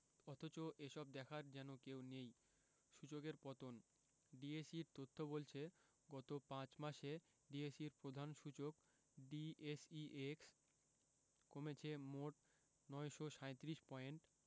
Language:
Bangla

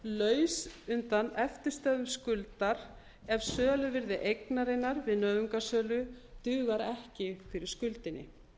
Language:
Icelandic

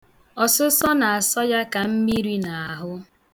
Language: Igbo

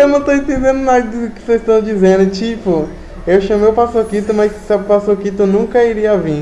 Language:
Portuguese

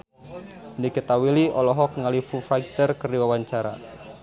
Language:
Sundanese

